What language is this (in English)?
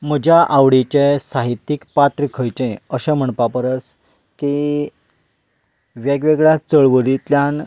Konkani